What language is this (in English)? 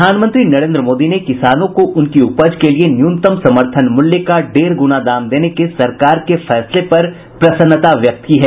Hindi